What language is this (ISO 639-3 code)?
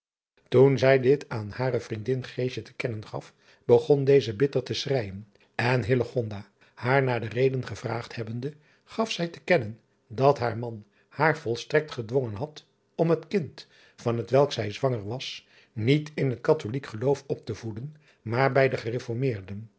nld